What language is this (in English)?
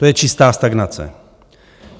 Czech